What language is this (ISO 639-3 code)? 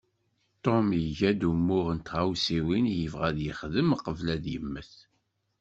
kab